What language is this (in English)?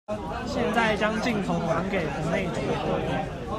Chinese